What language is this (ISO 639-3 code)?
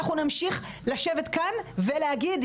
heb